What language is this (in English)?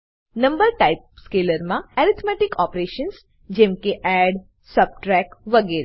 Gujarati